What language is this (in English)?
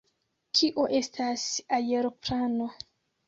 Esperanto